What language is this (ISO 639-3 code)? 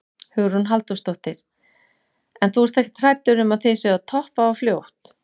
isl